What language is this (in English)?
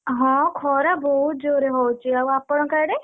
Odia